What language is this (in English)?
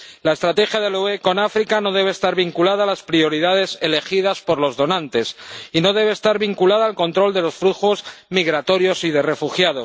Spanish